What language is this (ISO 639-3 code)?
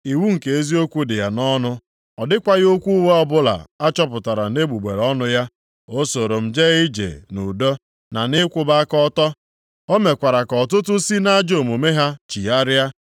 ibo